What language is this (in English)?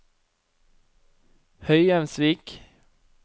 Norwegian